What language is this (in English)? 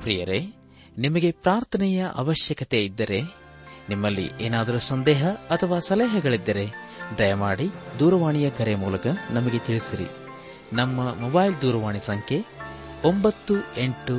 Kannada